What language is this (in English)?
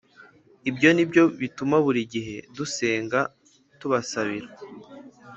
Kinyarwanda